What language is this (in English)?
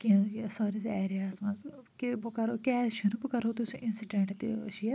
Kashmiri